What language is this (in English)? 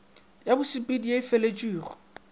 Northern Sotho